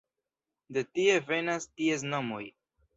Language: Esperanto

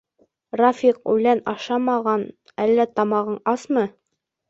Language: Bashkir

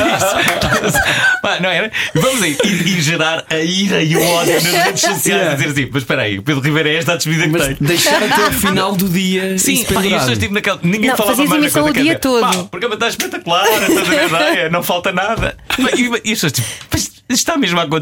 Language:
Portuguese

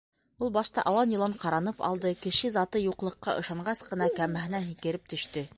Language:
Bashkir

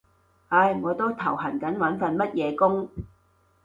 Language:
Cantonese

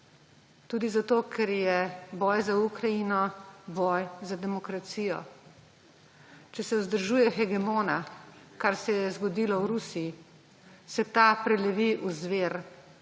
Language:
Slovenian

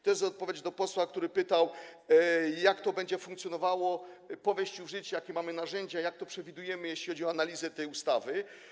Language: Polish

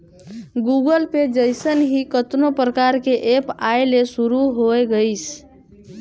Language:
Chhattisgarhi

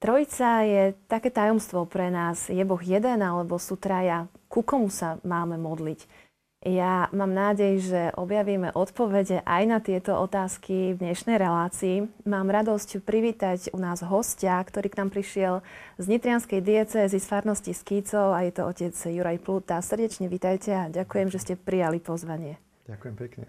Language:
Slovak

